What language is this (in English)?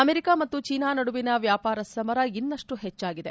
Kannada